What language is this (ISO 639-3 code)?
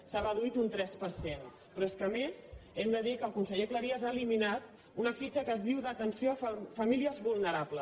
cat